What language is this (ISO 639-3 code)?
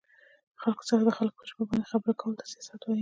pus